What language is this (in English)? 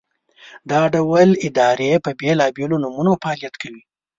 Pashto